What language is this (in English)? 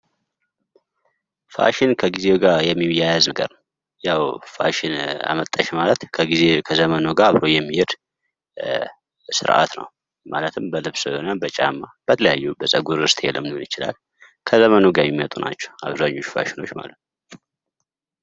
Amharic